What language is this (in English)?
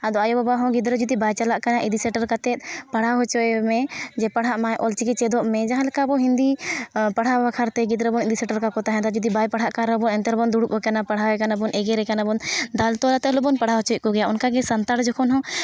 Santali